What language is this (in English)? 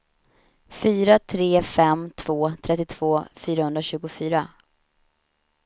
Swedish